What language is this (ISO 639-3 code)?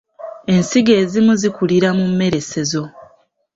lug